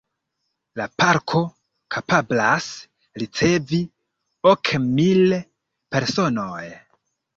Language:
Esperanto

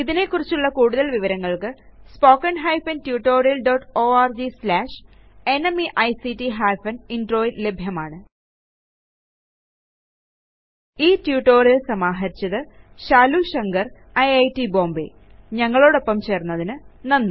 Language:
Malayalam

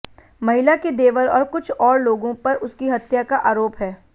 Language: Hindi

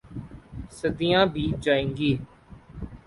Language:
Urdu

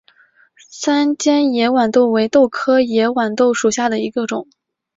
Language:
Chinese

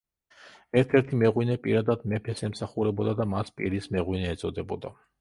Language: Georgian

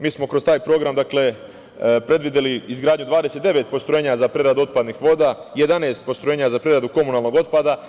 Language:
Serbian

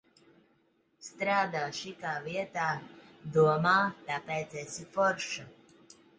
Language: Latvian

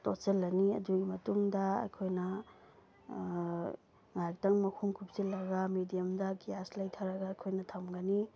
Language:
Manipuri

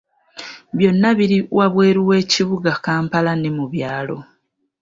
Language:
Ganda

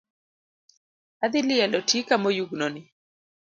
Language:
Luo (Kenya and Tanzania)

